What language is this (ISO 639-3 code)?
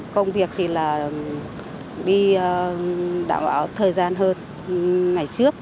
vie